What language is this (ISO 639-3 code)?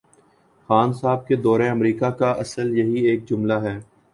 urd